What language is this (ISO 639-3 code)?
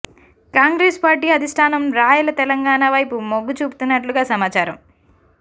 tel